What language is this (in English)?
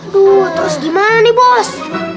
Indonesian